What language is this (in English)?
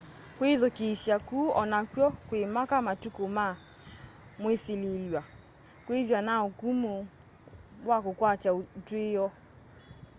Kamba